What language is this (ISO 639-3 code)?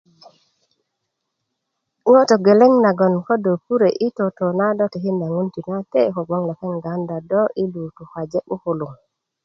ukv